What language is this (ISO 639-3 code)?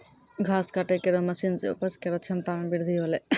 mai